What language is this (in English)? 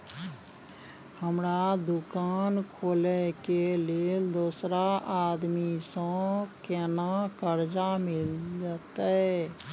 Maithili